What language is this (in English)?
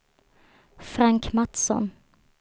Swedish